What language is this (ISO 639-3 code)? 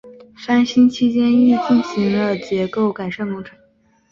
zho